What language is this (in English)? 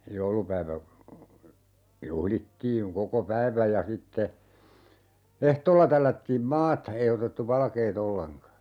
Finnish